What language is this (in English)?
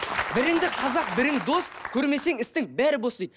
Kazakh